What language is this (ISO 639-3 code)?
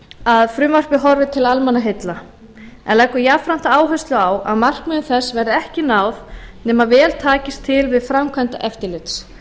isl